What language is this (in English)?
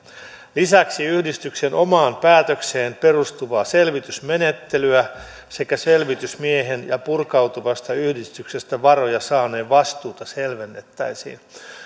Finnish